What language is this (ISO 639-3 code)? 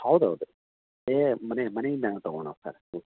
kan